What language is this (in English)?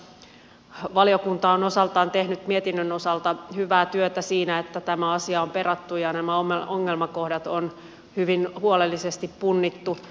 Finnish